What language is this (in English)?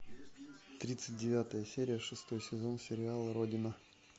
Russian